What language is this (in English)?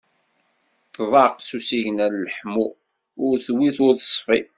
Kabyle